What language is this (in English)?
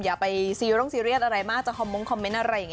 Thai